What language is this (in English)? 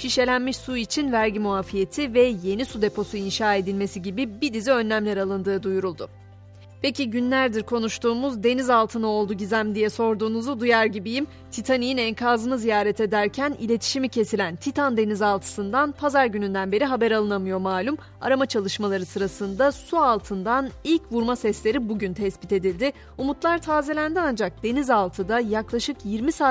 Turkish